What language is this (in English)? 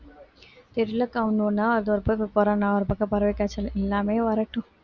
Tamil